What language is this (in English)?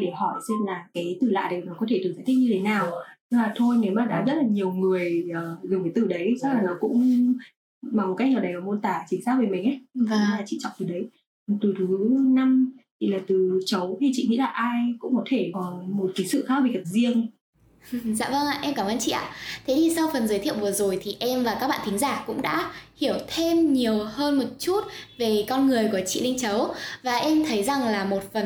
Vietnamese